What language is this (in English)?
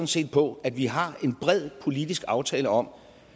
Danish